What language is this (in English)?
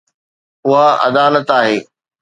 Sindhi